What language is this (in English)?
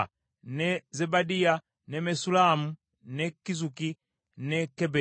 Ganda